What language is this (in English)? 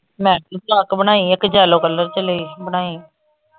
Punjabi